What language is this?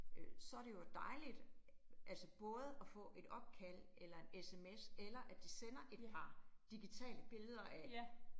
Danish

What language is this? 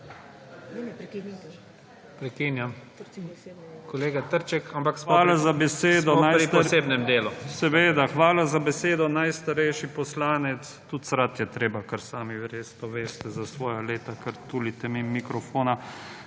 Slovenian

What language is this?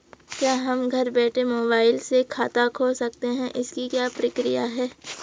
Hindi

